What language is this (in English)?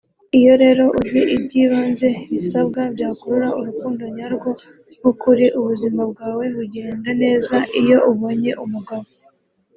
Kinyarwanda